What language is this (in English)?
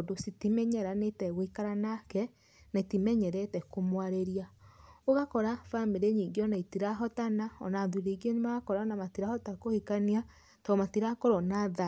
Kikuyu